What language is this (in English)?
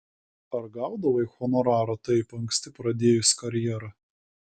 Lithuanian